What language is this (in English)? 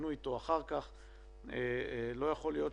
Hebrew